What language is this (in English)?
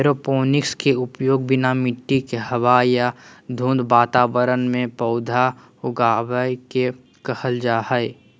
Magahi